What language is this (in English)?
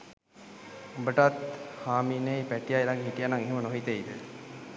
Sinhala